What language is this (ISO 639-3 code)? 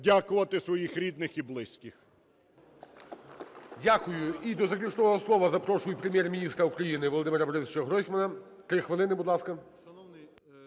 ukr